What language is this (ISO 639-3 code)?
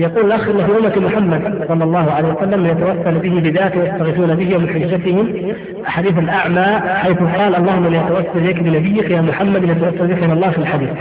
ara